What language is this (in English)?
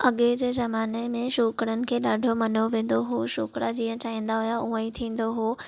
Sindhi